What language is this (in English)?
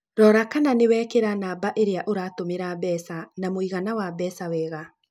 Kikuyu